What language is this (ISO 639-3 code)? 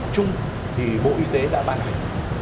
vie